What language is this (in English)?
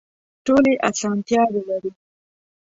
Pashto